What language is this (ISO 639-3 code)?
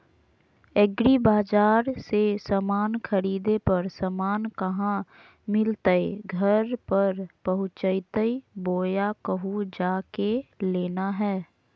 mag